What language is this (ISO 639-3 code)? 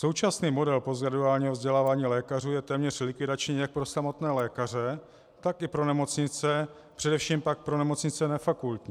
ces